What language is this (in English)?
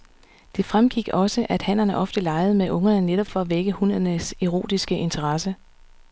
Danish